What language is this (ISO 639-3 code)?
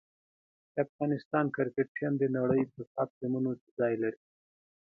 pus